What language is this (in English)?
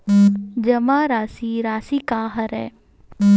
Chhattisgarhi